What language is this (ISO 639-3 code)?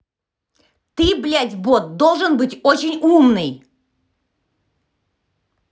rus